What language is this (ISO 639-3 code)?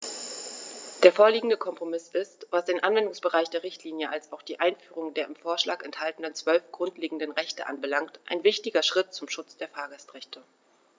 deu